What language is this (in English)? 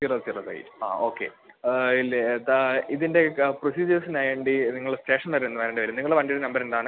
Malayalam